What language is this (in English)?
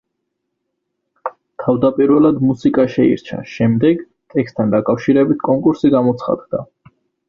Georgian